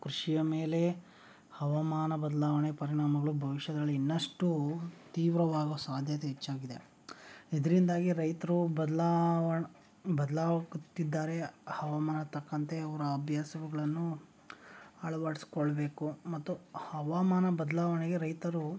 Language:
Kannada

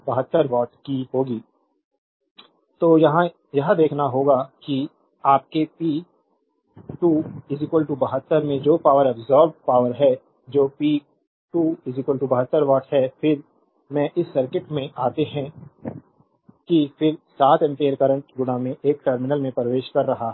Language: Hindi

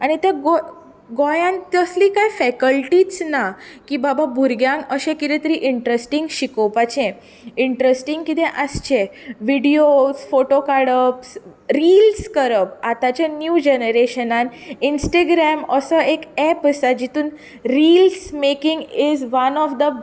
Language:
Konkani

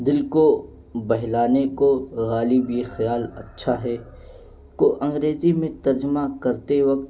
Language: Urdu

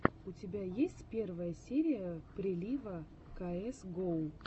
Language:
Russian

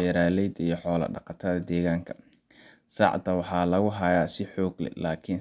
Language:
Somali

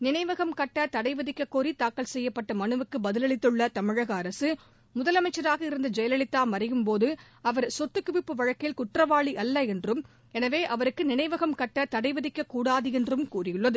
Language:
Tamil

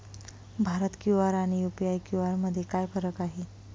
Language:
Marathi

